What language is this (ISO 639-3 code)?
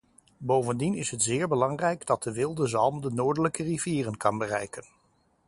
nld